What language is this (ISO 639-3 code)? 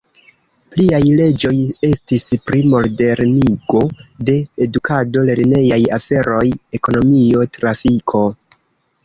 epo